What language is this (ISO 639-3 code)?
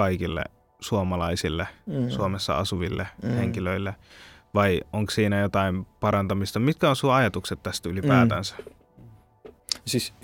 fin